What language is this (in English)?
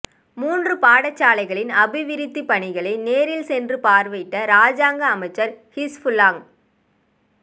Tamil